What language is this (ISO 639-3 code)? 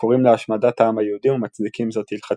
heb